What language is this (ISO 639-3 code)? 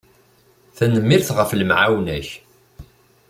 kab